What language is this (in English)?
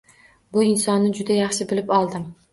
Uzbek